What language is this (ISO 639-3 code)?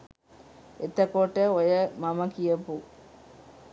sin